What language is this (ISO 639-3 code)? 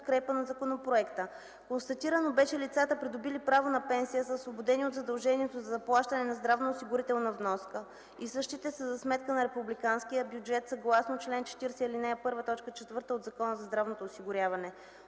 bul